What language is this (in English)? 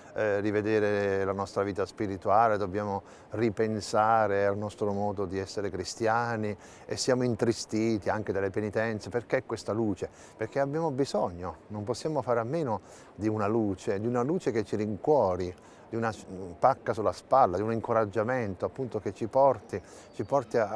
Italian